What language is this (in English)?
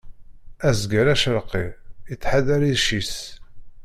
Kabyle